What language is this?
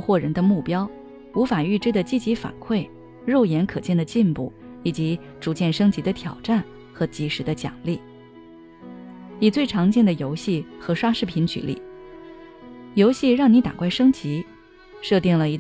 Chinese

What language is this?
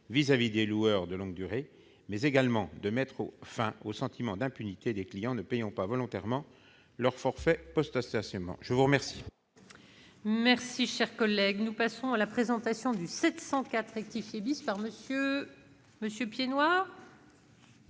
French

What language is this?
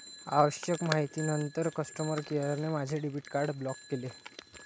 Marathi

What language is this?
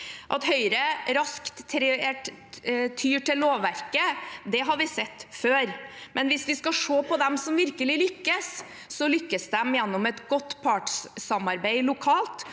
Norwegian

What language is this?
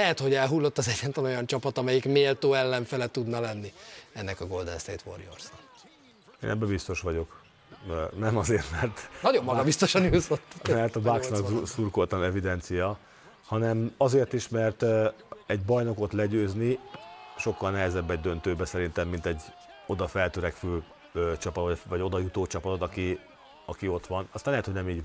Hungarian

